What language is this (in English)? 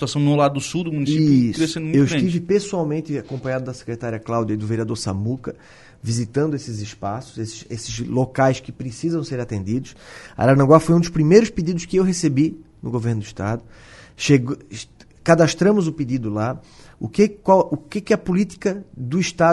Portuguese